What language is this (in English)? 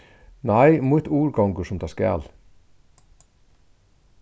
Faroese